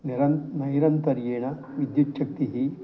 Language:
Sanskrit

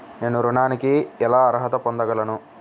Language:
Telugu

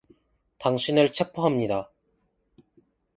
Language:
Korean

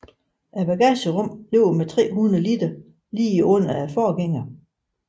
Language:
Danish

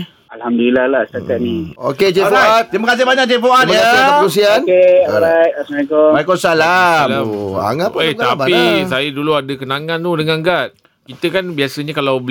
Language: Malay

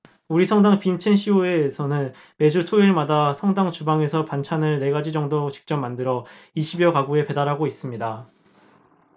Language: Korean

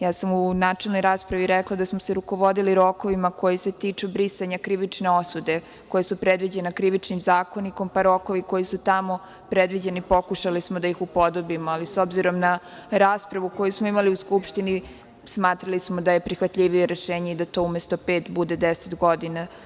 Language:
Serbian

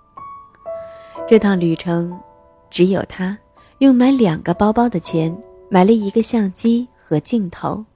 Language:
Chinese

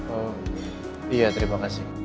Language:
Indonesian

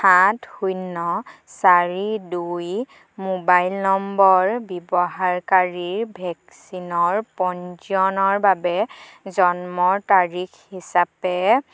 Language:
Assamese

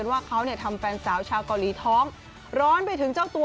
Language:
Thai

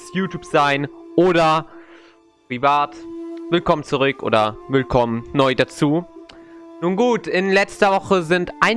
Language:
German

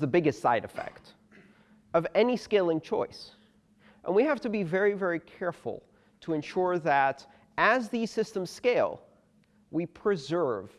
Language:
English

